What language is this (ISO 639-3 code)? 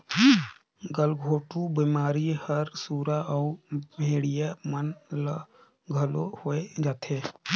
hne